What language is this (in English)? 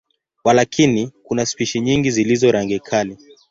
Swahili